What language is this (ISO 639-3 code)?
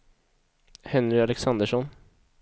swe